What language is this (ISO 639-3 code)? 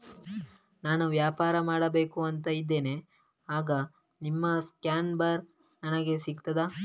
kan